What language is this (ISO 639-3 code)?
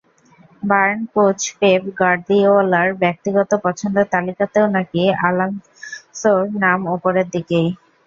ben